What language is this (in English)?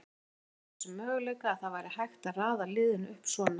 Icelandic